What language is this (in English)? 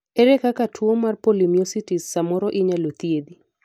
Luo (Kenya and Tanzania)